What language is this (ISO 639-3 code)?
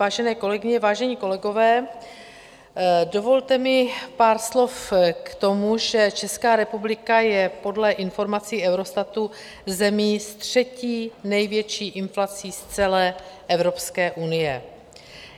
ces